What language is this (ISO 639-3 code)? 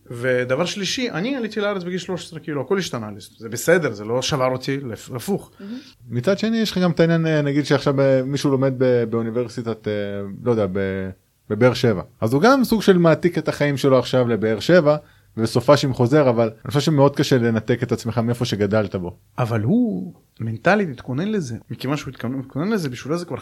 heb